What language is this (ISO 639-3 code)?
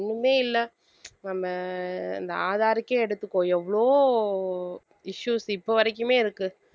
tam